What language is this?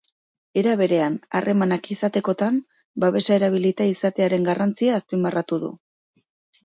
Basque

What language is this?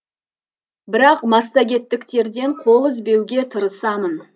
Kazakh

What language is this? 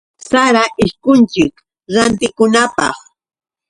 Yauyos Quechua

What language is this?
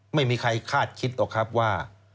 Thai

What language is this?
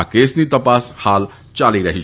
Gujarati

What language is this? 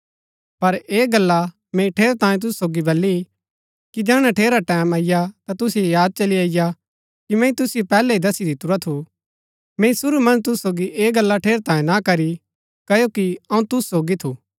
Gaddi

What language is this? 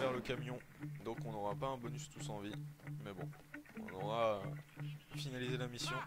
French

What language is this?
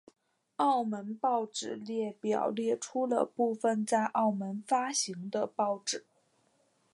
Chinese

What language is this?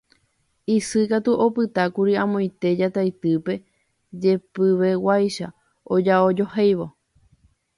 Guarani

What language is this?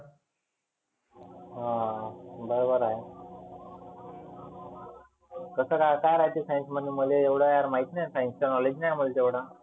Marathi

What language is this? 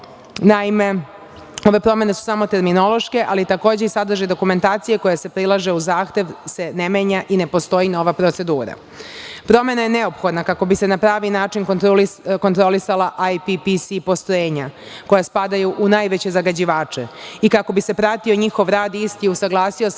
Serbian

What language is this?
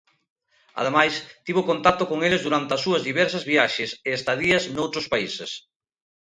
Galician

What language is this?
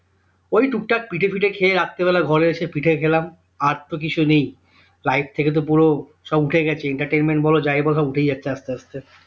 Bangla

